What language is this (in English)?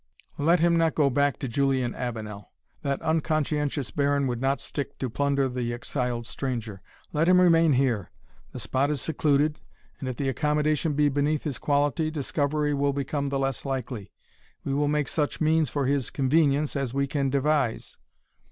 English